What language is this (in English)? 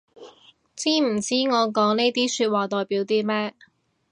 Cantonese